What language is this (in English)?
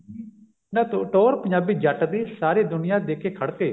Punjabi